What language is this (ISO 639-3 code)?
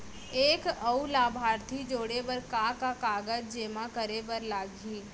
hne